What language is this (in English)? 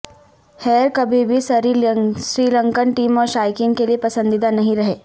Urdu